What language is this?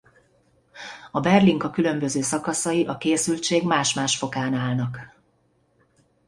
Hungarian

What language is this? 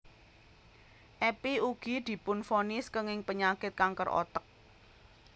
Javanese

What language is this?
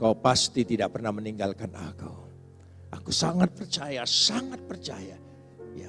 Indonesian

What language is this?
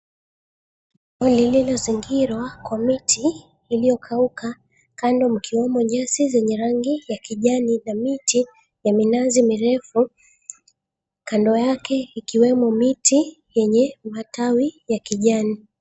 Swahili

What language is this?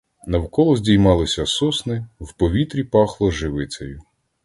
Ukrainian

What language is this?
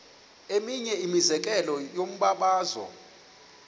Xhosa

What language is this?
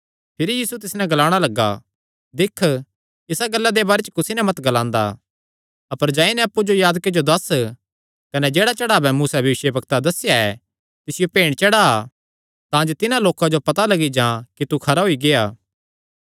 Kangri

